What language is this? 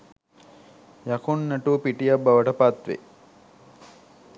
Sinhala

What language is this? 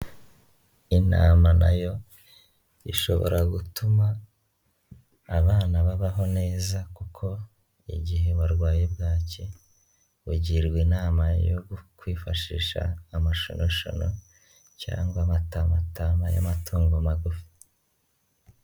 Kinyarwanda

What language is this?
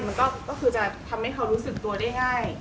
Thai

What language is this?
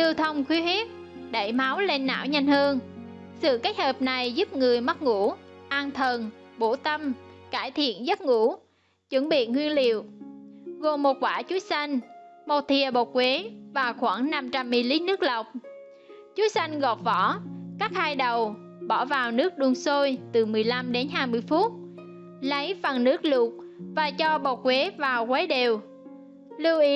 Vietnamese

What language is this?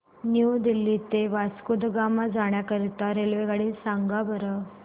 Marathi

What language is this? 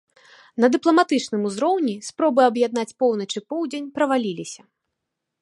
Belarusian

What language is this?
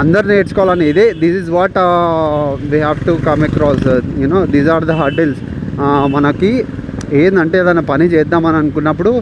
Telugu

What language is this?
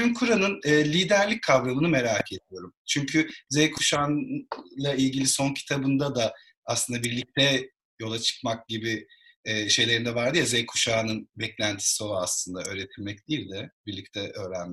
Turkish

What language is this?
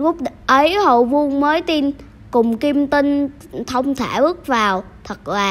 Vietnamese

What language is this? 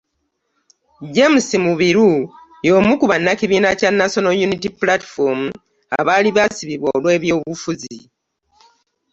Ganda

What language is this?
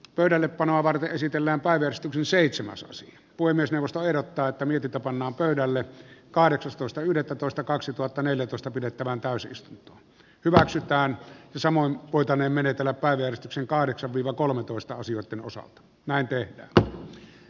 Finnish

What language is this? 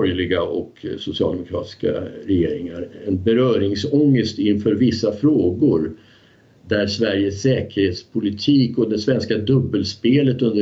Swedish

